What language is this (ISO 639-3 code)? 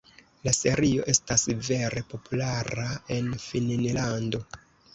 epo